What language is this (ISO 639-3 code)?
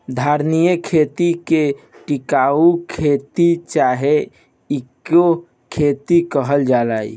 bho